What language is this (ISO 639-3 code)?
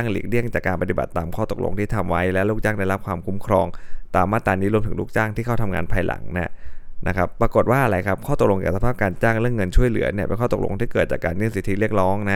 tha